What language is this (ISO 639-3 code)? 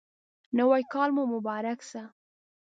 pus